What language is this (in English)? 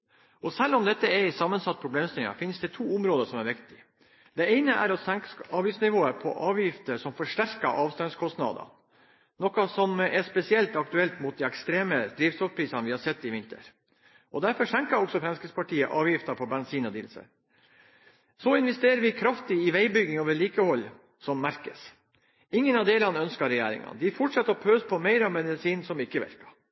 Norwegian Bokmål